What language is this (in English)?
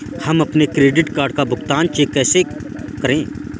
Hindi